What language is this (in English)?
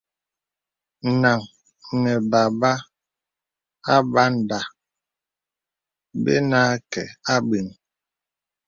Bebele